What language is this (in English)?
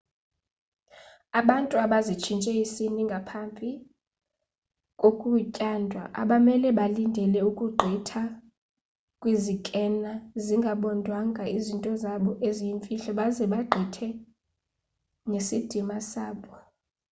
Xhosa